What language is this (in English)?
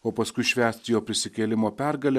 Lithuanian